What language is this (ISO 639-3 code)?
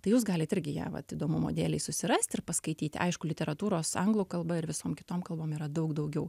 lit